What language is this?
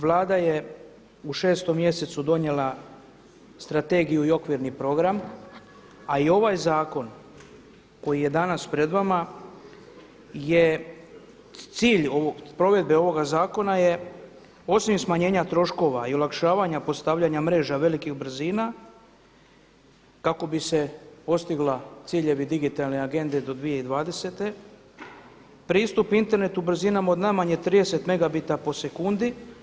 Croatian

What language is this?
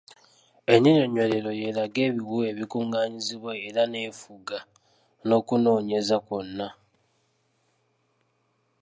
Ganda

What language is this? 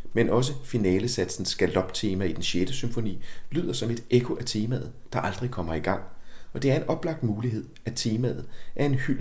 Danish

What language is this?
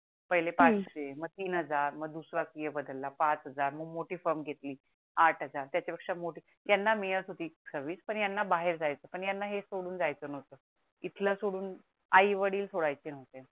Marathi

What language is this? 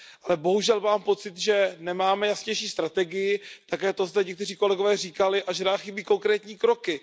Czech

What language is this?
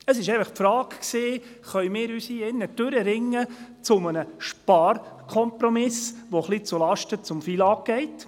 Swiss German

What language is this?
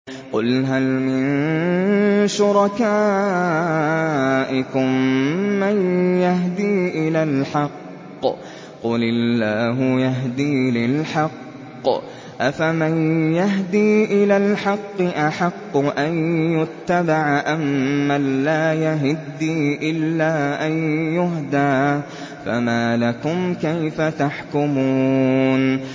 Arabic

